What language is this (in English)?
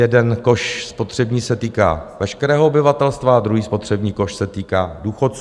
Czech